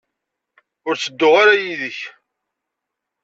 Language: Kabyle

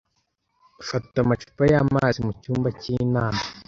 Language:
Kinyarwanda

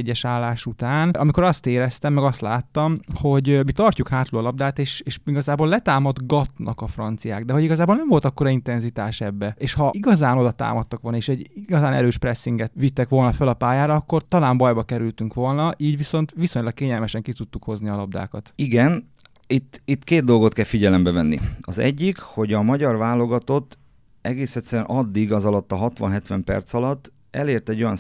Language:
Hungarian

